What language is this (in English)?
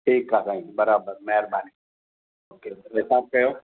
Sindhi